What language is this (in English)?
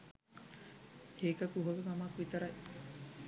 Sinhala